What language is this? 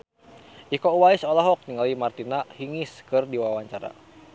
Sundanese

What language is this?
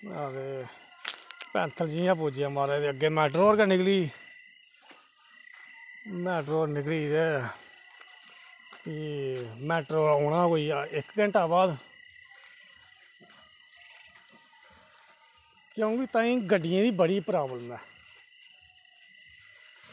Dogri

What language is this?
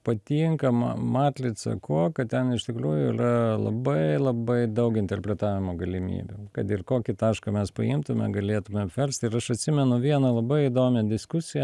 Lithuanian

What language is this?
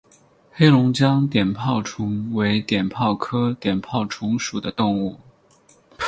Chinese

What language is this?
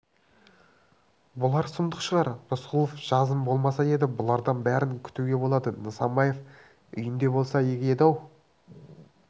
Kazakh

